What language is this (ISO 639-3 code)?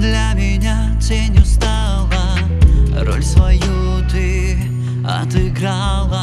rus